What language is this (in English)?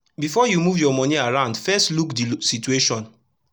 Nigerian Pidgin